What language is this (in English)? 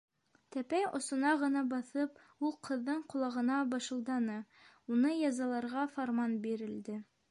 Bashkir